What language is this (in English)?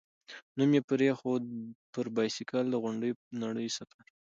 Pashto